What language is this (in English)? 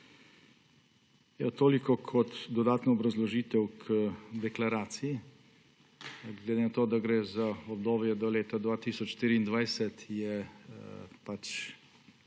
Slovenian